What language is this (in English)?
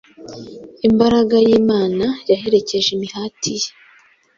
Kinyarwanda